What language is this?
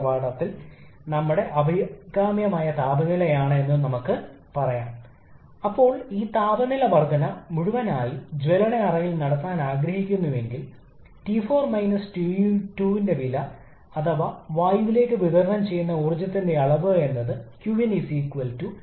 Malayalam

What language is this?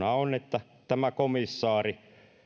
Finnish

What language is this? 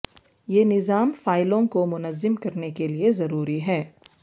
Urdu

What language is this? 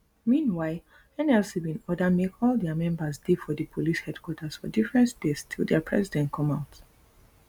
Nigerian Pidgin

